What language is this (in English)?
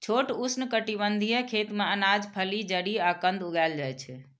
Maithili